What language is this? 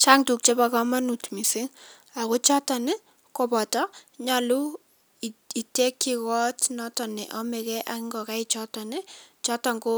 Kalenjin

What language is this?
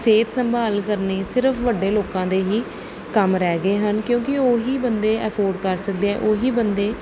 Punjabi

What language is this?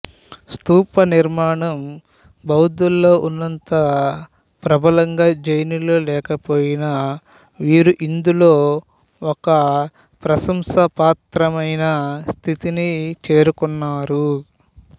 Telugu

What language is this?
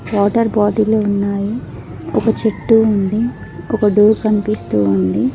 Telugu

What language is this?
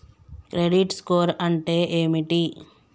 Telugu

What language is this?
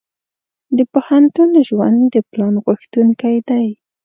Pashto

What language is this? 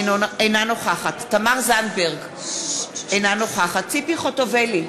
Hebrew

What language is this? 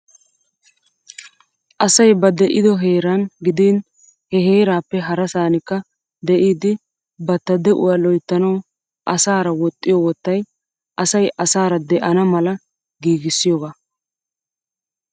Wolaytta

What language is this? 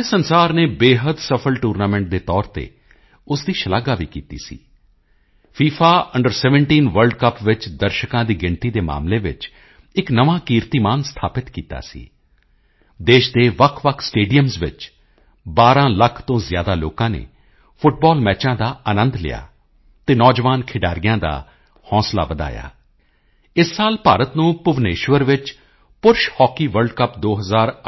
Punjabi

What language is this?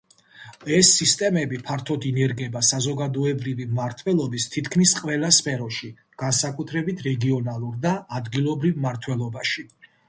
Georgian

